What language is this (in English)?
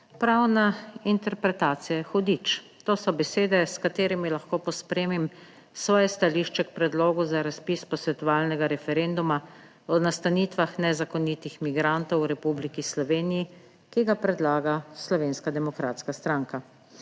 Slovenian